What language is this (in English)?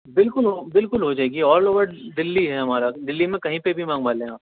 Urdu